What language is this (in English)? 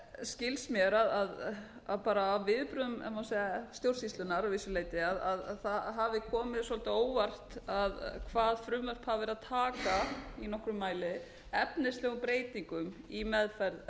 Icelandic